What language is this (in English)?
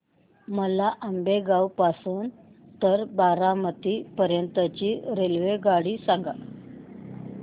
Marathi